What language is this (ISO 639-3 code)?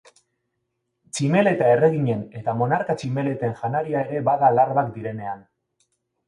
eus